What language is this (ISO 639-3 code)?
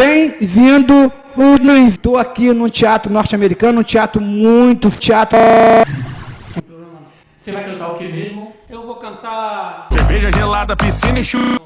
por